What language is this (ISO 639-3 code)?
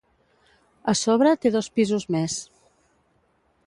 cat